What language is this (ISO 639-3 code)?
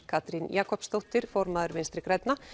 isl